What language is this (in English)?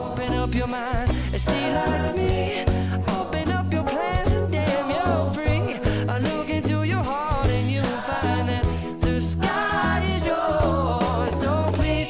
Bangla